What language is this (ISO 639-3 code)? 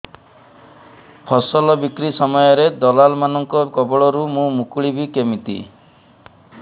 ori